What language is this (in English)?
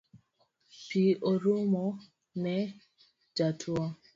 Luo (Kenya and Tanzania)